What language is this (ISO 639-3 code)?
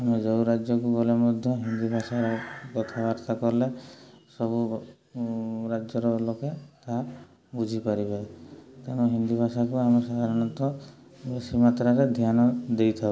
ori